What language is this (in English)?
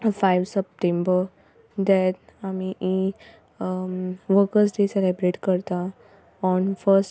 Konkani